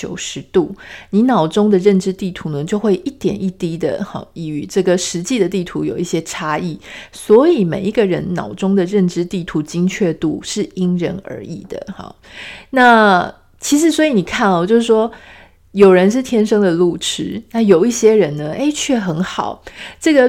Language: Chinese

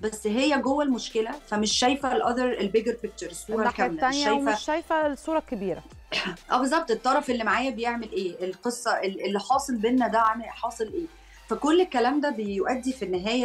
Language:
Arabic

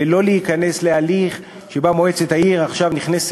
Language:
Hebrew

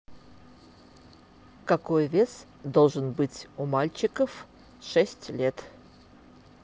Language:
Russian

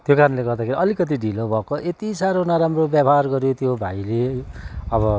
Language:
Nepali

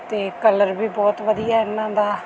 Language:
Punjabi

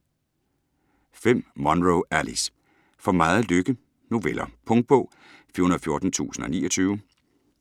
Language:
Danish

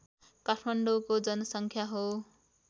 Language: Nepali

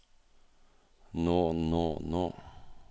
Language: Norwegian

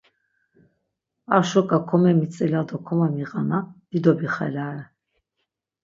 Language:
Laz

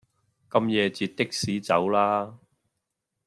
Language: Cantonese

